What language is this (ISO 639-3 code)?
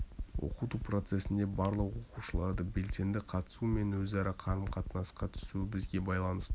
kaz